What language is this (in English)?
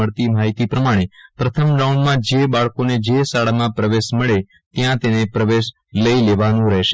Gujarati